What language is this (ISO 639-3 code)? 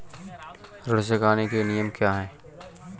hin